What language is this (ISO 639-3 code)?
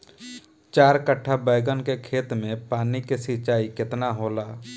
bho